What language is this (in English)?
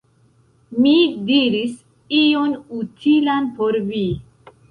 Esperanto